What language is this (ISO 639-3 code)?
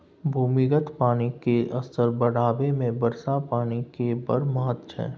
mai